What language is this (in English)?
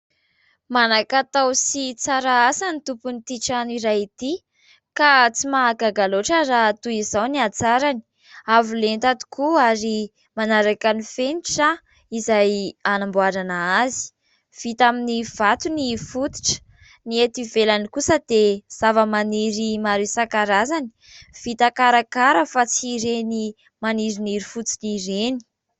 Malagasy